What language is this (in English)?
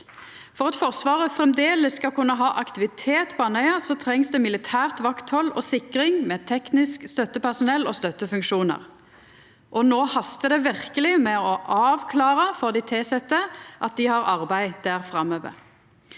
Norwegian